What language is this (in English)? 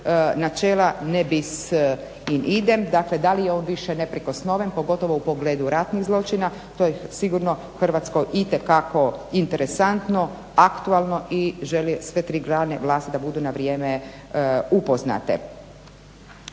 Croatian